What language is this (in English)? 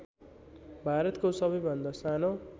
Nepali